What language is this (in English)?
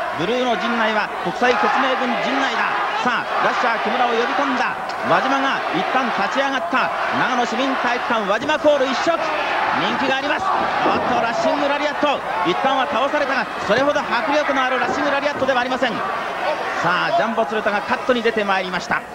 Japanese